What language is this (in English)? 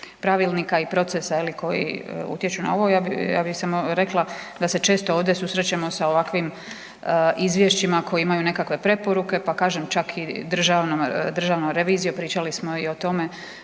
Croatian